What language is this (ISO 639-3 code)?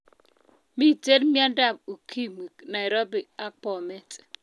kln